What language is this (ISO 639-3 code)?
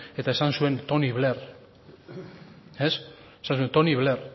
eus